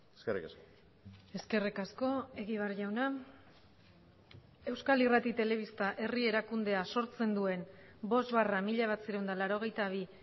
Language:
Basque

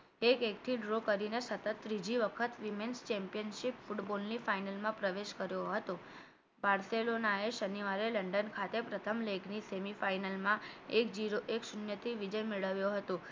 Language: Gujarati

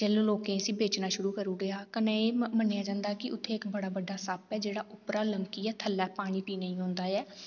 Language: Dogri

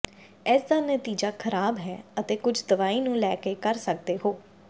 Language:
Punjabi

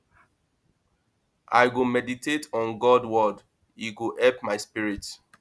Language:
Nigerian Pidgin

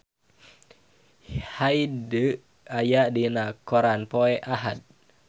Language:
Sundanese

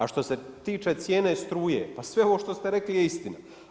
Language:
Croatian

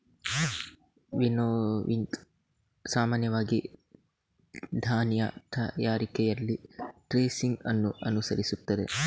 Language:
Kannada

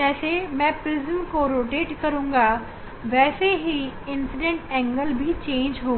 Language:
Hindi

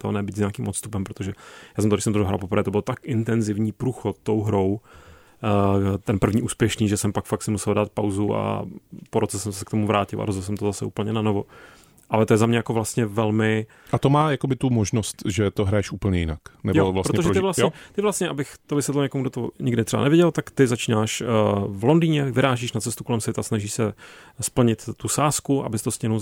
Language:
Czech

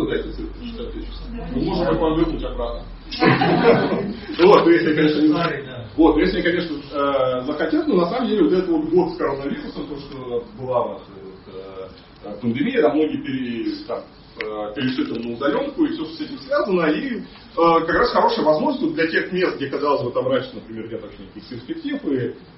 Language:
Russian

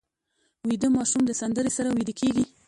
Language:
Pashto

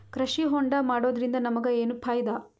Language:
Kannada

